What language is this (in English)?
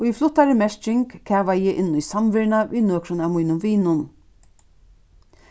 Faroese